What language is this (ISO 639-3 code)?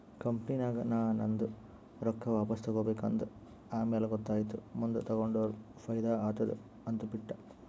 kan